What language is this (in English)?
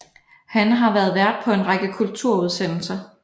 Danish